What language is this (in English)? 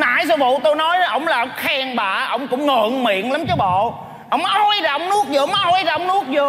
Vietnamese